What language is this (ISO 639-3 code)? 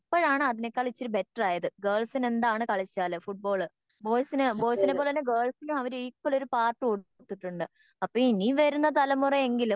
mal